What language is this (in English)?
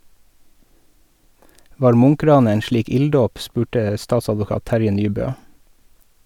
Norwegian